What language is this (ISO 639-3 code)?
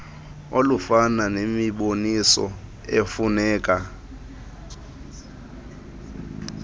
xho